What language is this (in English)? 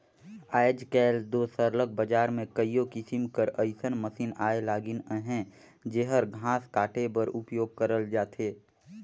Chhattisgarhi